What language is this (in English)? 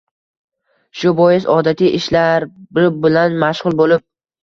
Uzbek